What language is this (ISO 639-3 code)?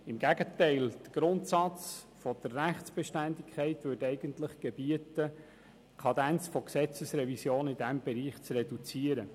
gsw